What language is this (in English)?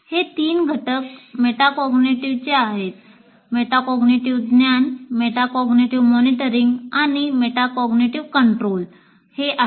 Marathi